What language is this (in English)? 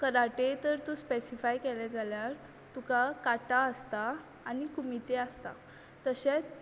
Konkani